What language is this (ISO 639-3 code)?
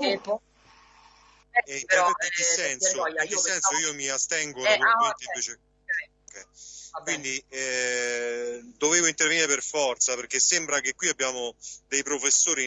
ita